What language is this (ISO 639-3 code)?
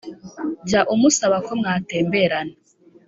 kin